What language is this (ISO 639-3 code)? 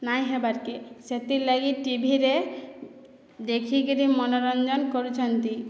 ori